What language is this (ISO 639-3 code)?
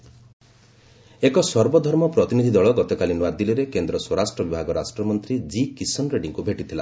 ori